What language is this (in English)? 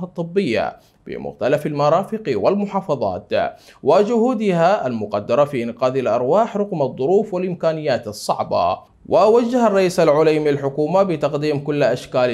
Arabic